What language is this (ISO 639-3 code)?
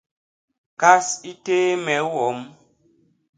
bas